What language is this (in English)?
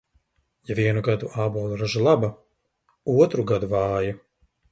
Latvian